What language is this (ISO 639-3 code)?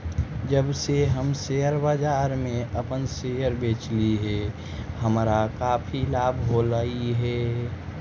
mag